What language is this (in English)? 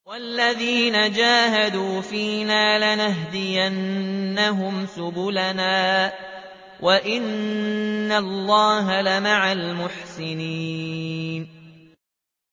Arabic